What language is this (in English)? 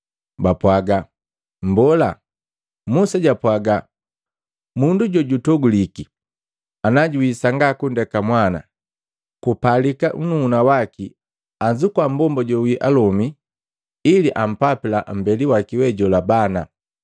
Matengo